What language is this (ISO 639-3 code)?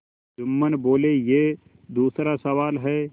hin